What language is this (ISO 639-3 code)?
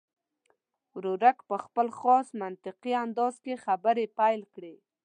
pus